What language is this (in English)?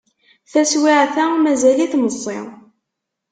Kabyle